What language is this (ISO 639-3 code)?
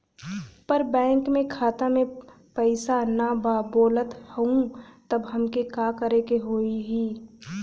bho